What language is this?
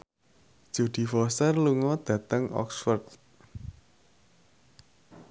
Javanese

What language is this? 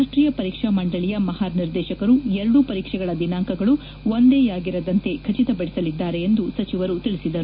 Kannada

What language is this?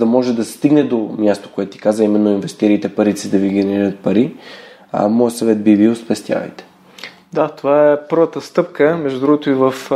Bulgarian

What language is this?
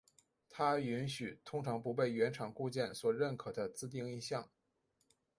Chinese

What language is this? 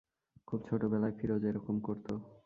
Bangla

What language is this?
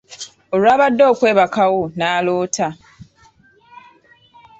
Ganda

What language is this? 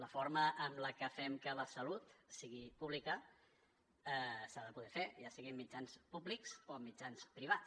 Catalan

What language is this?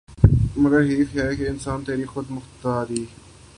Urdu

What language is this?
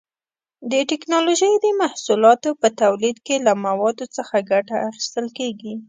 Pashto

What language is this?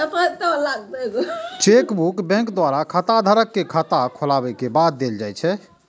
Maithili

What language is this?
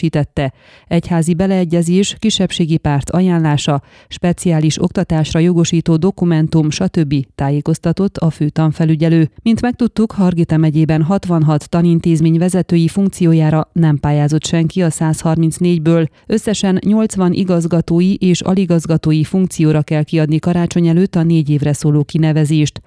Hungarian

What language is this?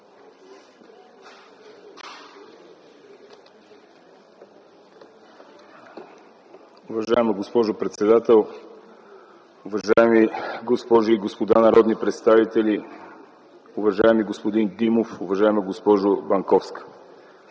Bulgarian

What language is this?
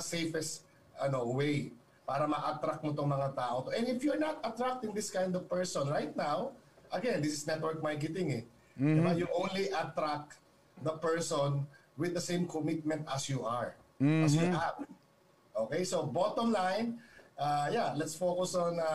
Filipino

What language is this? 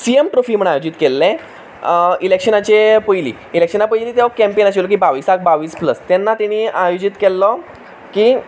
Konkani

